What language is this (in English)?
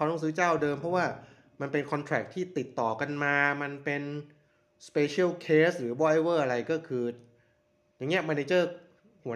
Thai